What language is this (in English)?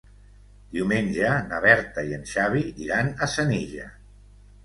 Catalan